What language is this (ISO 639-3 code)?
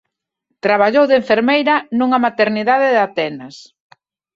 glg